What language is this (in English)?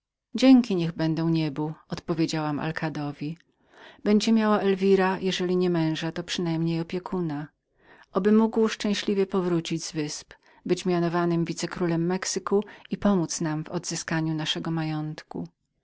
Polish